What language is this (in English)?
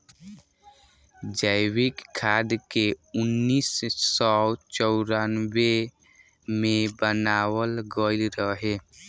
Bhojpuri